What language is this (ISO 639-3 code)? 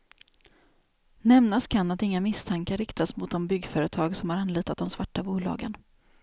swe